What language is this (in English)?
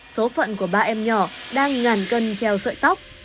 Vietnamese